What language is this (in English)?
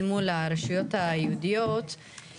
Hebrew